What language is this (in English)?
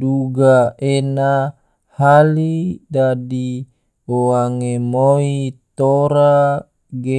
Tidore